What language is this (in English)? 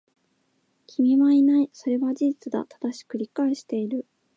Japanese